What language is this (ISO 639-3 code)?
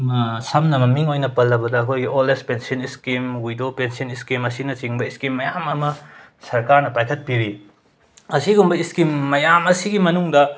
mni